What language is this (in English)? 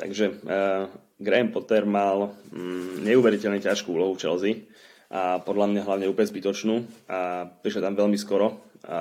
Slovak